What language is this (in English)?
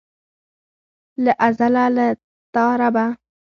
Pashto